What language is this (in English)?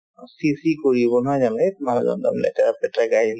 Assamese